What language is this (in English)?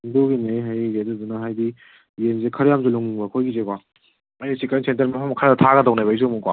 Manipuri